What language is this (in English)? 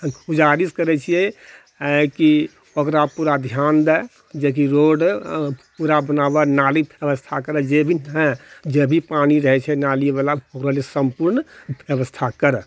Maithili